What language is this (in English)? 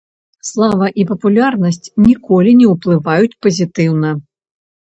Belarusian